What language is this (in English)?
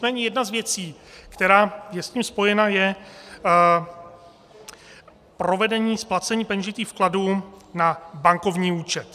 Czech